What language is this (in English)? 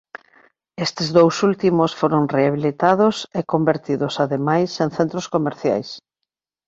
Galician